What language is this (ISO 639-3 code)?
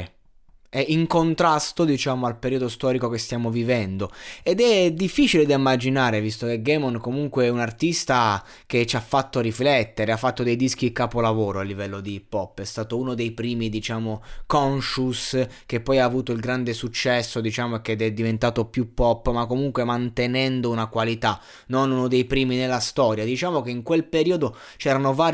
ita